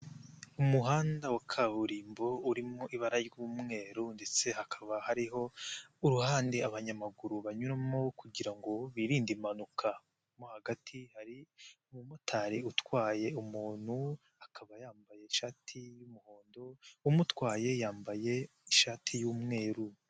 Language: Kinyarwanda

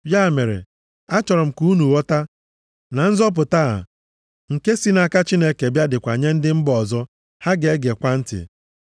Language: Igbo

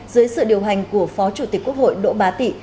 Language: Vietnamese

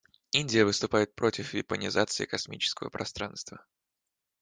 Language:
Russian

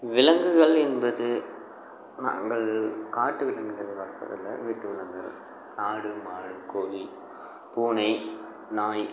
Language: Tamil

